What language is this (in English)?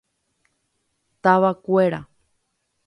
Guarani